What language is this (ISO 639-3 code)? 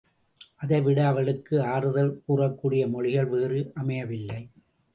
tam